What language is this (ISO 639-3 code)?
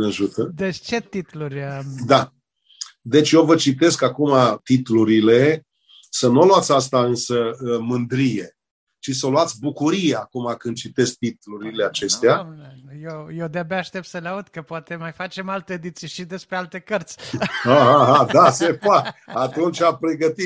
ron